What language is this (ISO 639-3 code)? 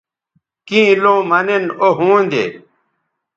btv